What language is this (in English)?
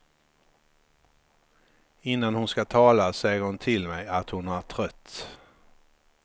Swedish